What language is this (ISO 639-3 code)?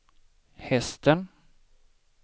swe